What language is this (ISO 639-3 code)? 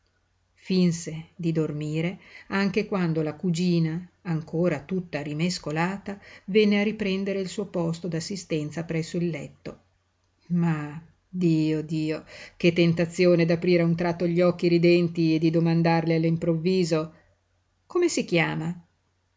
ita